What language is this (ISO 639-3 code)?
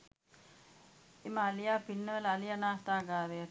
sin